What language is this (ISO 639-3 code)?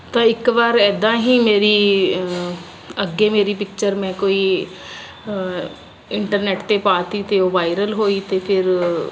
pan